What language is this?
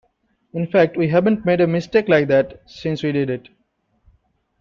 English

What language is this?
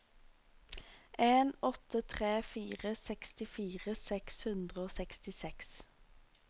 Norwegian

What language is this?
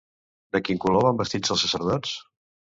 Catalan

